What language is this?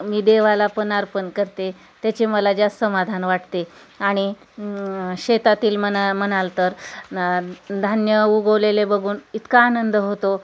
Marathi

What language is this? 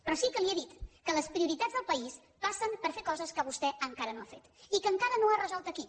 Catalan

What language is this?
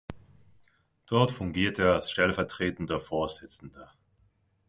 German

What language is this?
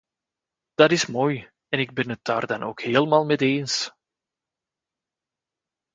Dutch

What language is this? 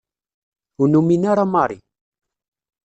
Kabyle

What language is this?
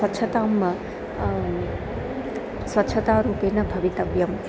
Sanskrit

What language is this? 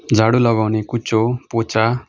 Nepali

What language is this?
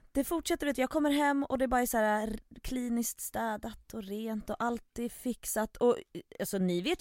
Swedish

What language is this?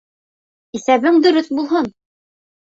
Bashkir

